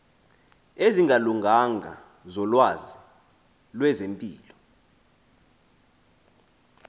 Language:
Xhosa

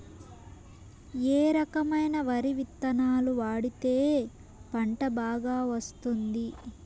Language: Telugu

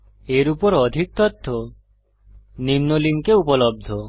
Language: Bangla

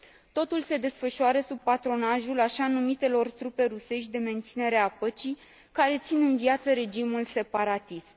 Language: Romanian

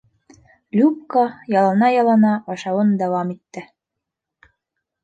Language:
Bashkir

